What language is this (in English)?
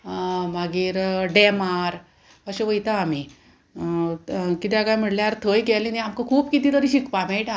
Konkani